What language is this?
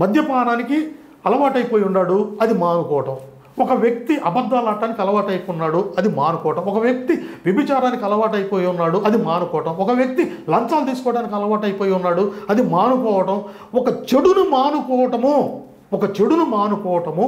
Telugu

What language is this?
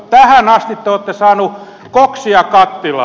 Finnish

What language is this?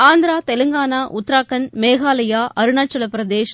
Tamil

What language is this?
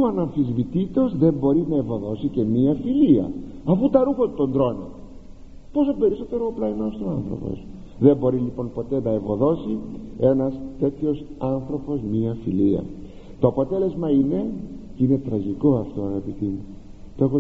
Greek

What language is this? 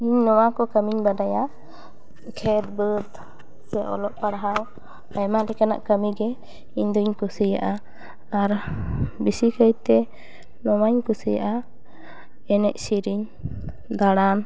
Santali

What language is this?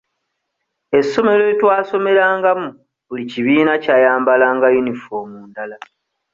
Ganda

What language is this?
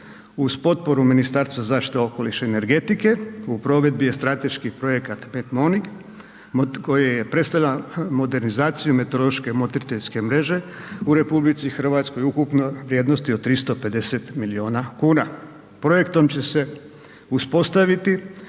Croatian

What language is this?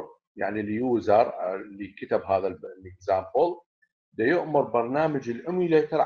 Arabic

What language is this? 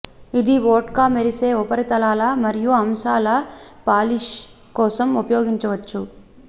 Telugu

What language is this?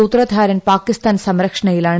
Malayalam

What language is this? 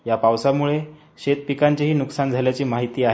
Marathi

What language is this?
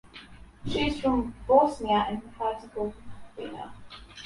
English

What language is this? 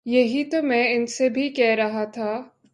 Urdu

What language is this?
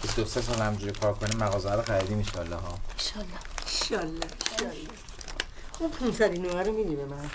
Persian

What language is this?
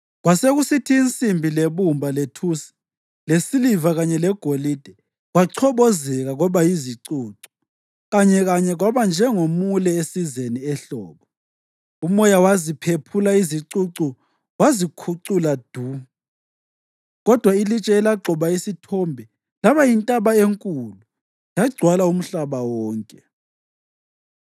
North Ndebele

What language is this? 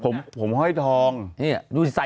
Thai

